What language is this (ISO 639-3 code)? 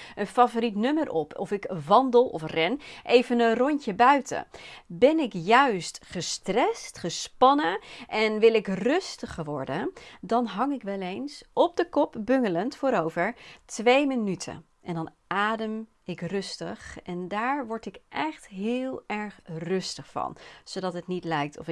nld